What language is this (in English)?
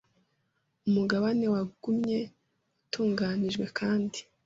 Kinyarwanda